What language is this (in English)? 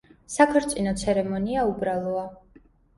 Georgian